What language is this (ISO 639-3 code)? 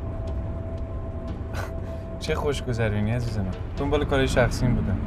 fas